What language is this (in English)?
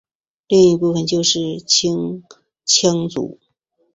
Chinese